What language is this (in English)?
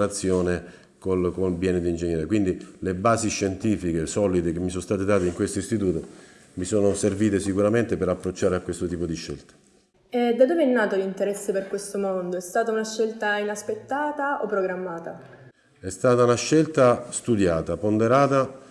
Italian